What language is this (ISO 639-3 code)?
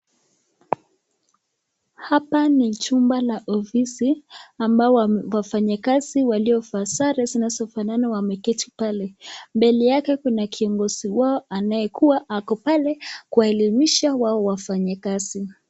swa